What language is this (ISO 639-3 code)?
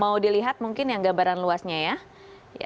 ind